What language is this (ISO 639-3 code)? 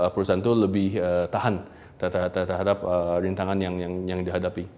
ind